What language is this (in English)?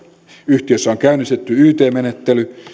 Finnish